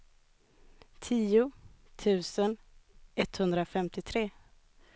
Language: Swedish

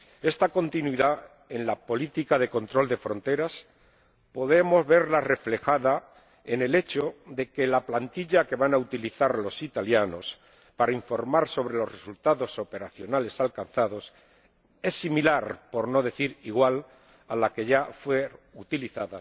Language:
Spanish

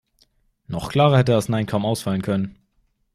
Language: German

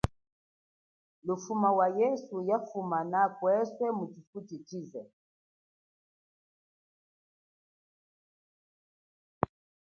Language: Chokwe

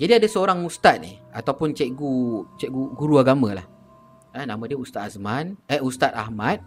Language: Malay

